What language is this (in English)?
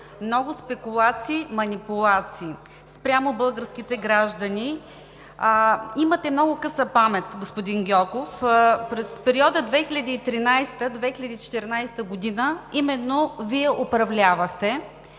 Bulgarian